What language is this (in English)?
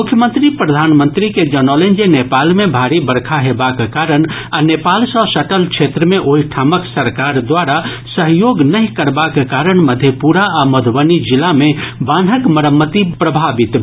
Maithili